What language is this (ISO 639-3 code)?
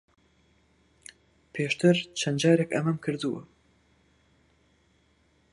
ckb